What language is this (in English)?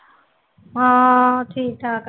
Punjabi